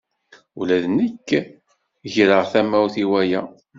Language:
Kabyle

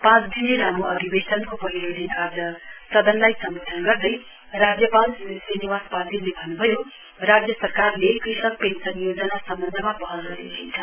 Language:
Nepali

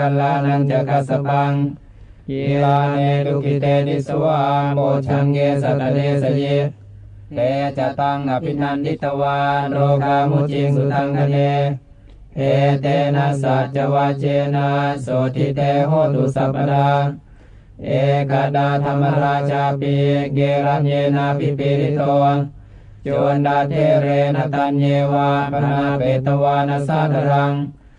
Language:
Thai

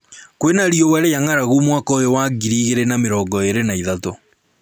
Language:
Kikuyu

